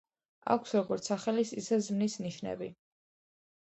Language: Georgian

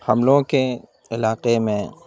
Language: Urdu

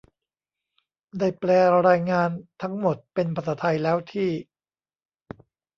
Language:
Thai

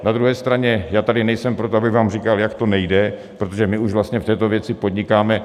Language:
Czech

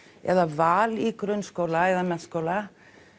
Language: Icelandic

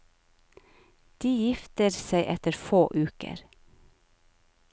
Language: Norwegian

